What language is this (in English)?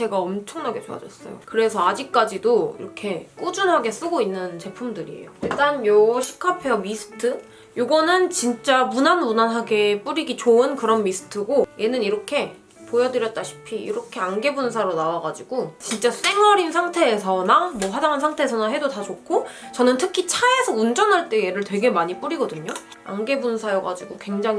Korean